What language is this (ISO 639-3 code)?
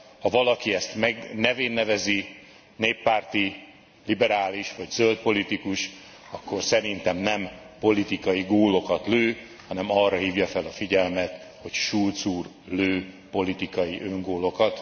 hun